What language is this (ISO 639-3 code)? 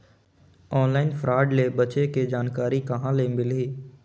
hne